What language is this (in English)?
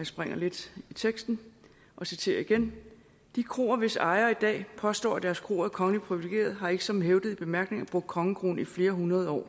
Danish